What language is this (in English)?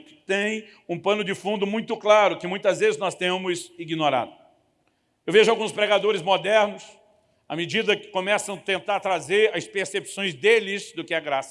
Portuguese